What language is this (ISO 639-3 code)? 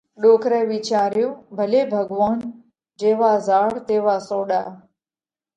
kvx